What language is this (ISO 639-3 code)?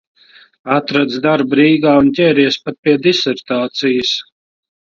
lav